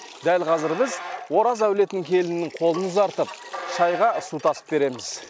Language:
Kazakh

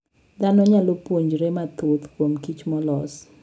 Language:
Luo (Kenya and Tanzania)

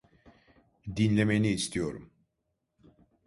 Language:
Turkish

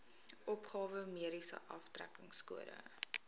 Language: Afrikaans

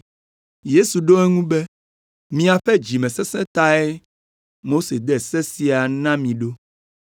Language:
Ewe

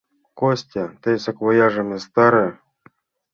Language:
Mari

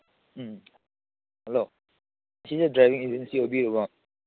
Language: Manipuri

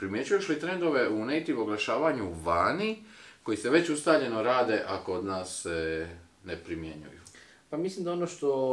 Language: Croatian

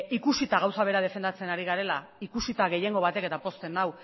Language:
Basque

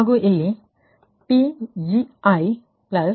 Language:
Kannada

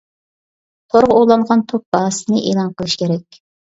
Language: Uyghur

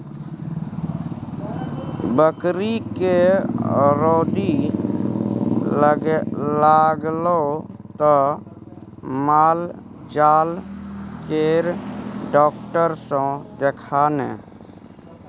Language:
Maithili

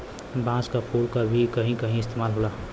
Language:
Bhojpuri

